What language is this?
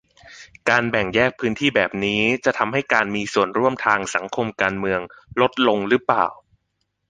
Thai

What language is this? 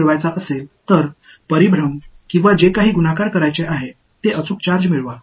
Tamil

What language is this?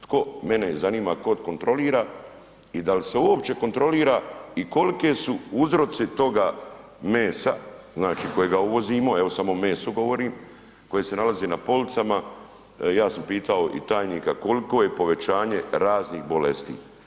Croatian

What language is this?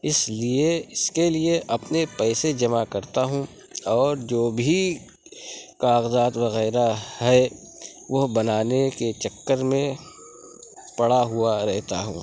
Urdu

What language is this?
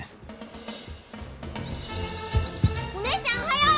Japanese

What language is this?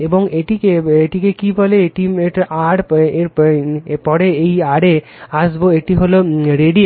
Bangla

